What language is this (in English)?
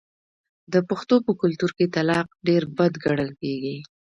Pashto